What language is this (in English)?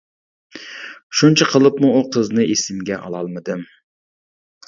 Uyghur